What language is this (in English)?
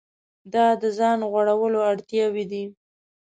Pashto